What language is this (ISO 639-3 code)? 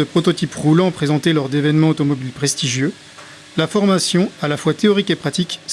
fra